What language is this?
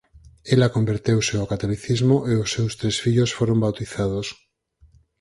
Galician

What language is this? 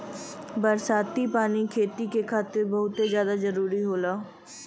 Bhojpuri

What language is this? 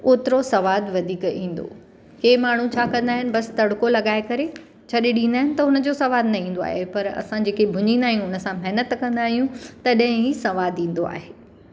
Sindhi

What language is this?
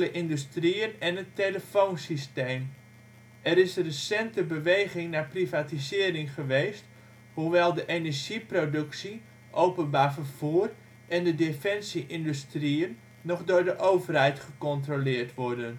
Dutch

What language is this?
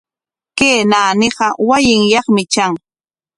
Corongo Ancash Quechua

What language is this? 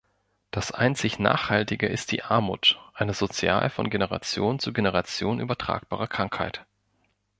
German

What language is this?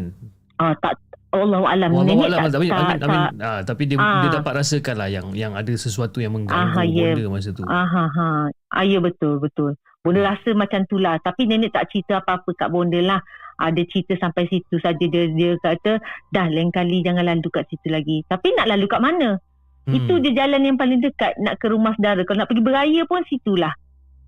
Malay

